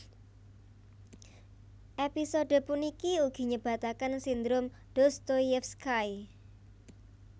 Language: Javanese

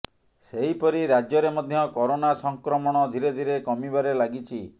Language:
Odia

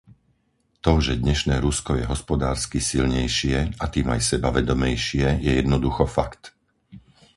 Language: Slovak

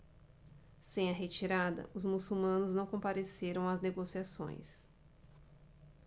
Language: Portuguese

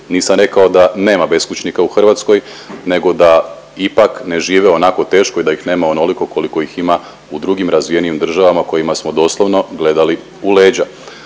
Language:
Croatian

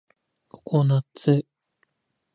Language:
Japanese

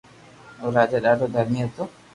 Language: Loarki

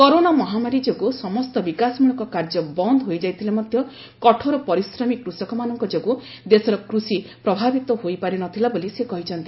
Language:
Odia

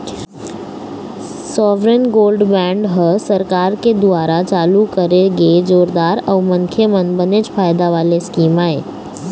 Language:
Chhattisgarhi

